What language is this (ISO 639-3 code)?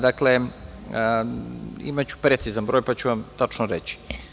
srp